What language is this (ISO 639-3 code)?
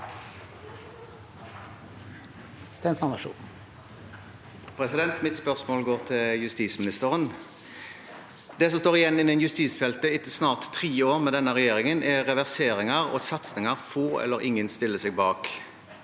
nor